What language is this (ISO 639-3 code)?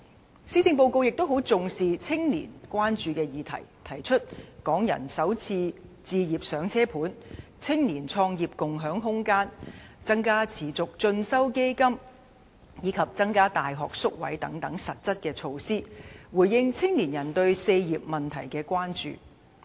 yue